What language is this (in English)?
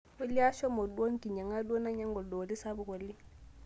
Masai